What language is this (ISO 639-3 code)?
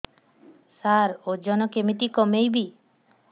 ori